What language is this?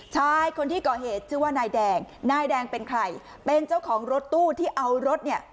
Thai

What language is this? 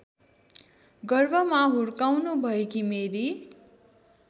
Nepali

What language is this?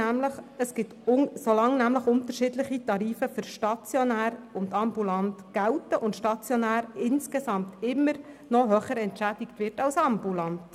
Swiss German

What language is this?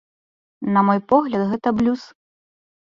Belarusian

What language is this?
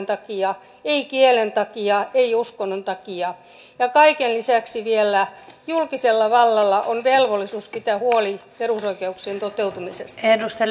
Finnish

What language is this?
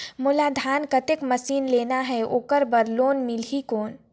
Chhattisgarhi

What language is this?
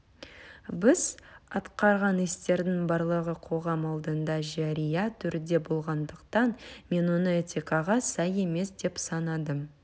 Kazakh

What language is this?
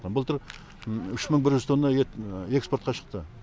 Kazakh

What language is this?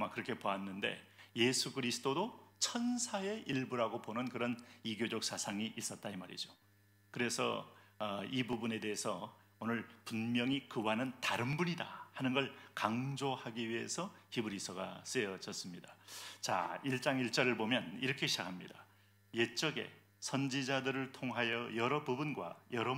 Korean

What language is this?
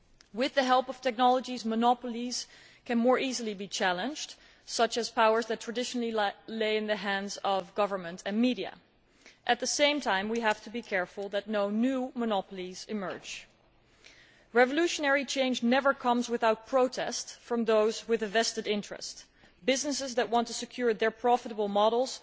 English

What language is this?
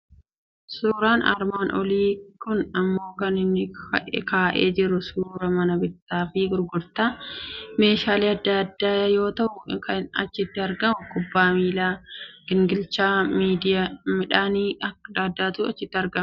Oromo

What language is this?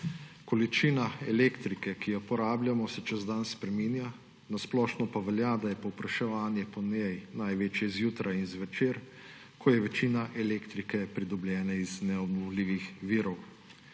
Slovenian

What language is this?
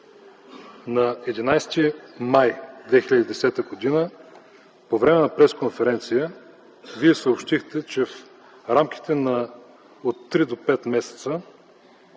Bulgarian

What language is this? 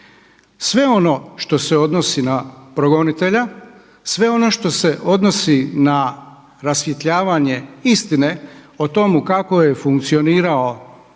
Croatian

